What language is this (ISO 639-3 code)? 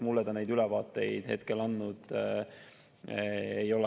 est